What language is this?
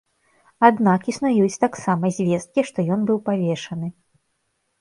Belarusian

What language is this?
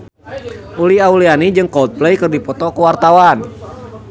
Sundanese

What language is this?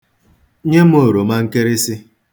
Igbo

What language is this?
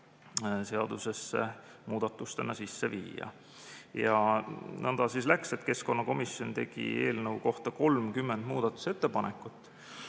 Estonian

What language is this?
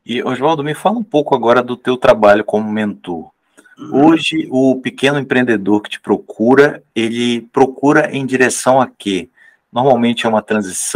Portuguese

